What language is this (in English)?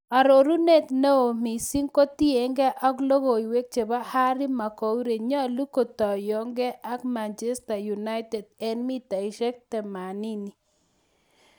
Kalenjin